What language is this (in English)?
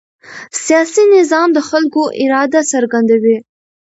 Pashto